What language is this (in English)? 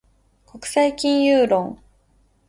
Japanese